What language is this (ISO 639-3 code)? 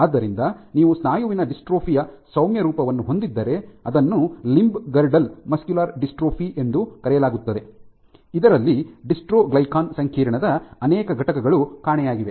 kan